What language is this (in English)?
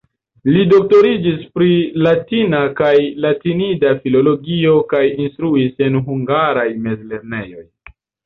Esperanto